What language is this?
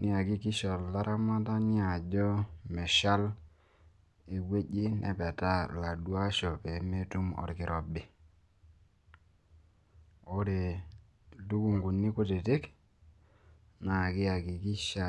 Masai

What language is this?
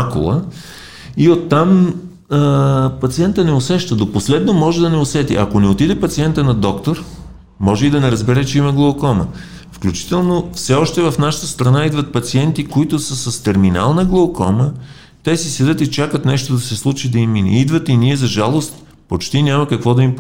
Bulgarian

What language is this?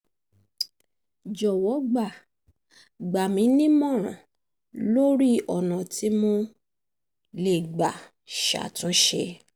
Yoruba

